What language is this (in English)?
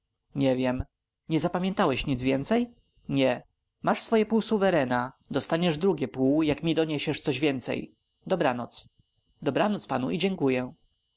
Polish